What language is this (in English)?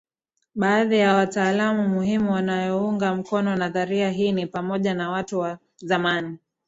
Swahili